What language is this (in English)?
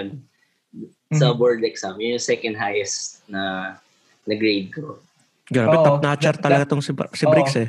Filipino